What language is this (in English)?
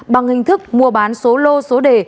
Vietnamese